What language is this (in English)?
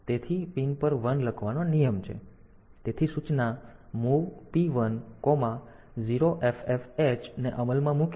Gujarati